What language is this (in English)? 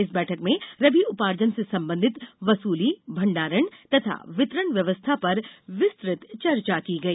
Hindi